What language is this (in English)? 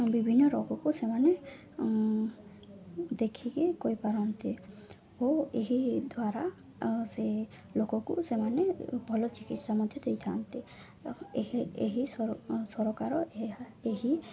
Odia